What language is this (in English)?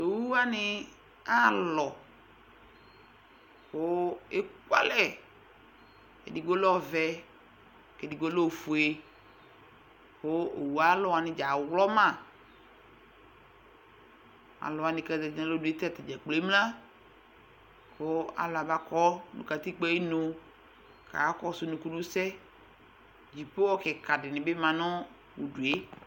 Ikposo